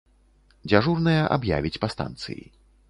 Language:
Belarusian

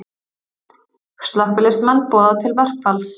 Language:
Icelandic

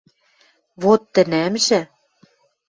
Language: Western Mari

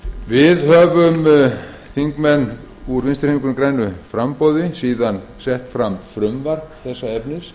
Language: Icelandic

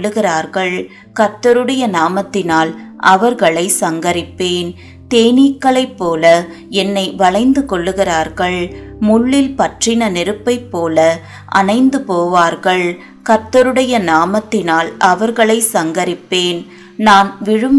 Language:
Tamil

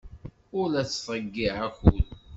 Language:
Kabyle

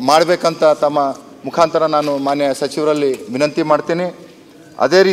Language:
Arabic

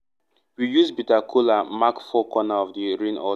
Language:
Nigerian Pidgin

